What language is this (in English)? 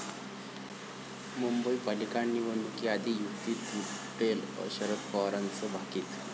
Marathi